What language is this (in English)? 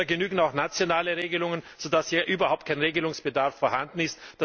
German